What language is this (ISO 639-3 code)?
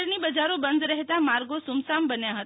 guj